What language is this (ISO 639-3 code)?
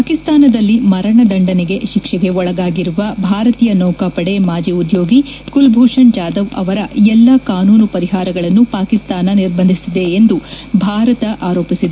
kan